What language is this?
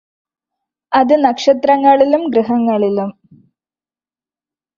Malayalam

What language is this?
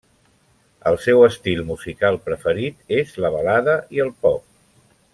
Catalan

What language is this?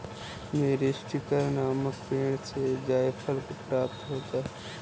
Hindi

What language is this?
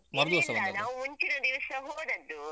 Kannada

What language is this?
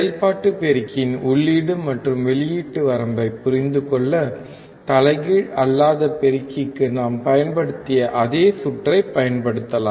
Tamil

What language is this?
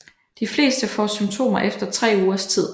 Danish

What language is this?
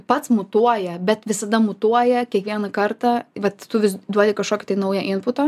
Lithuanian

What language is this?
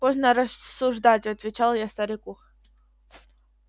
Russian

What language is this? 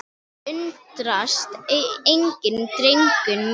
Icelandic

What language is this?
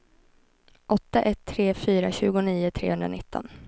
Swedish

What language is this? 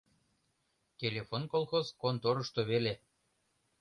Mari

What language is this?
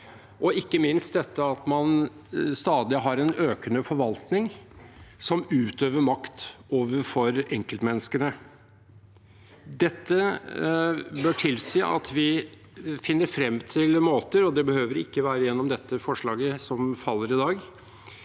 Norwegian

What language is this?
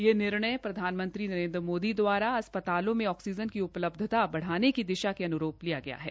Hindi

